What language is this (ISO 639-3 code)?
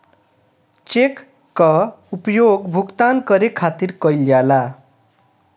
bho